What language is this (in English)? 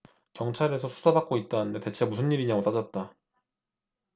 Korean